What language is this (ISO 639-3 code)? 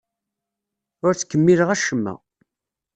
kab